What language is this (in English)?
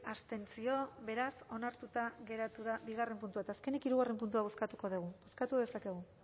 Basque